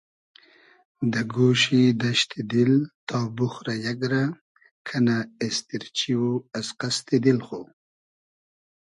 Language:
Hazaragi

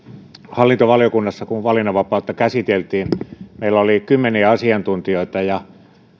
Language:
Finnish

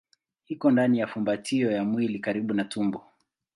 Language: Swahili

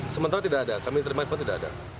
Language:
Indonesian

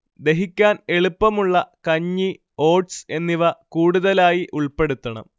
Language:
Malayalam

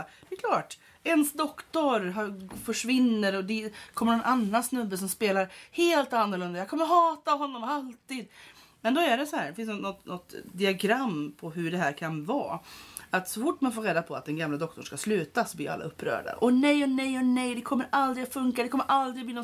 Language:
Swedish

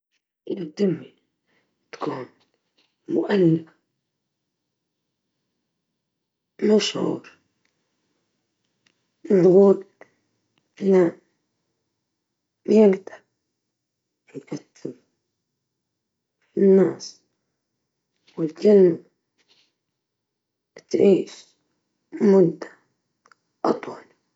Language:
Libyan Arabic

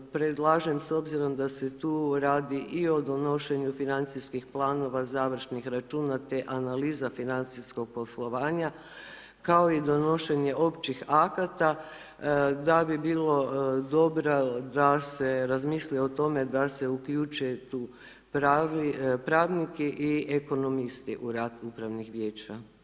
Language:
Croatian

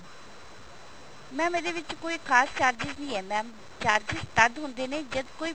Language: Punjabi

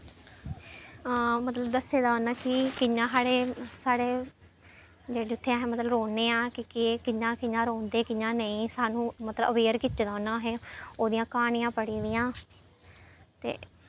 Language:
Dogri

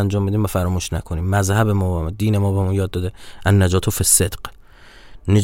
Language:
Persian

